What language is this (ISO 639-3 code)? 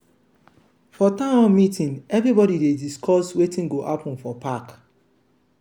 pcm